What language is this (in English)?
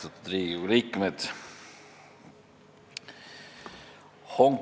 Estonian